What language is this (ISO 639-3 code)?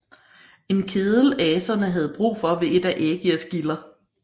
dan